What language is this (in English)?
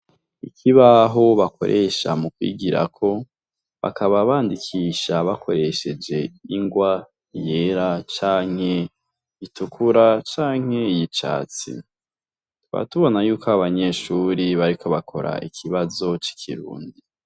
Rundi